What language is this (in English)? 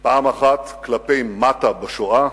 Hebrew